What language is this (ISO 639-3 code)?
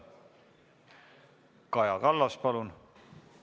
est